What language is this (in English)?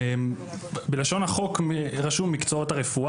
Hebrew